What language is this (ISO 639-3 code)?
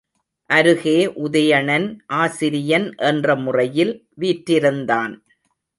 tam